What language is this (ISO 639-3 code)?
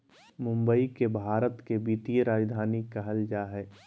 mag